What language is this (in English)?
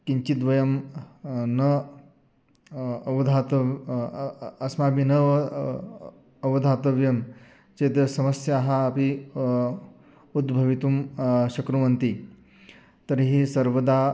Sanskrit